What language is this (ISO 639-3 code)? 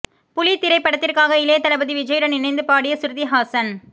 tam